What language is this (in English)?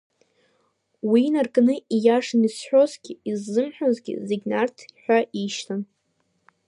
Abkhazian